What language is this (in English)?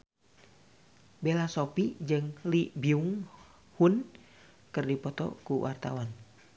Sundanese